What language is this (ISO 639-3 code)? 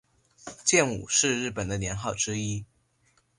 zho